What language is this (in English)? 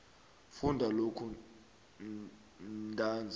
South Ndebele